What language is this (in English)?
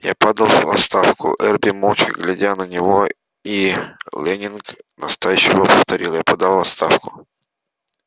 Russian